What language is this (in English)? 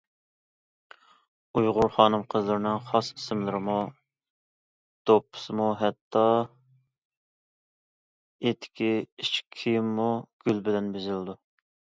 Uyghur